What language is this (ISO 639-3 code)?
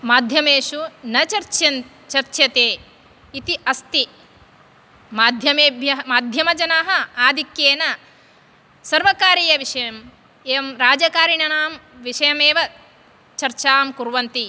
san